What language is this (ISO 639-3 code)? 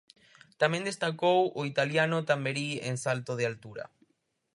glg